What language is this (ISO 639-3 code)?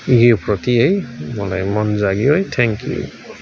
nep